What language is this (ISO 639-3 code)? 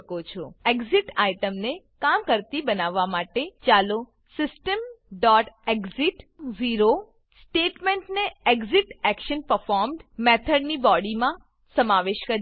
guj